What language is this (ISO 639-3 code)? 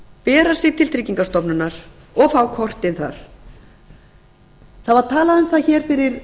isl